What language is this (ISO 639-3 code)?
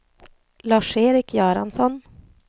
swe